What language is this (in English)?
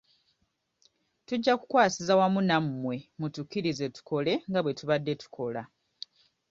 Ganda